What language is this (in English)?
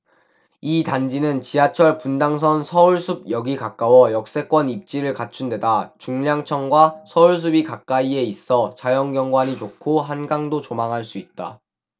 Korean